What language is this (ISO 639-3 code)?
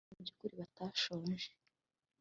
kin